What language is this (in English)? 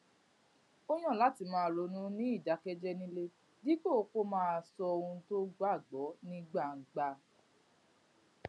Yoruba